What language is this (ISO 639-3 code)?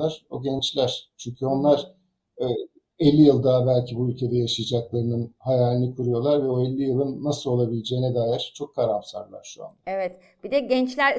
tur